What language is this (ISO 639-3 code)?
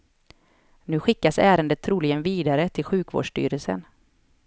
swe